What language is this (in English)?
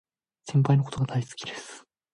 Japanese